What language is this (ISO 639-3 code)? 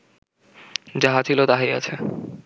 ben